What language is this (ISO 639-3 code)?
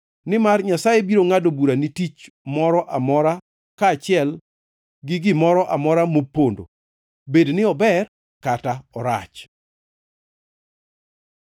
luo